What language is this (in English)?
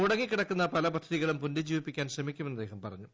Malayalam